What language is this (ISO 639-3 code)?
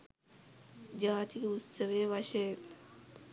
sin